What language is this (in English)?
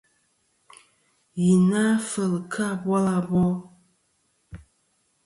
Kom